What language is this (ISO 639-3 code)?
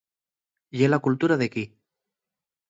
ast